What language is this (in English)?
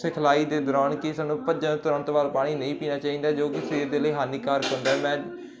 Punjabi